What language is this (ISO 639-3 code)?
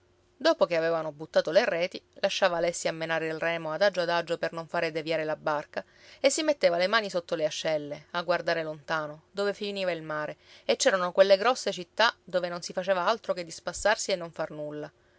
ita